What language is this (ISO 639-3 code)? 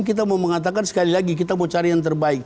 ind